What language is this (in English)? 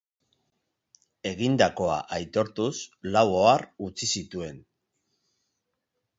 Basque